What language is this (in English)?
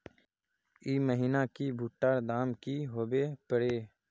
Magahi